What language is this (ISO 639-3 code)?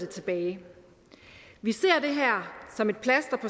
dan